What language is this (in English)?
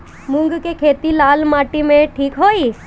Bhojpuri